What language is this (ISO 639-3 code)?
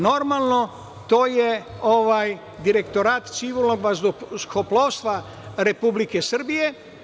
srp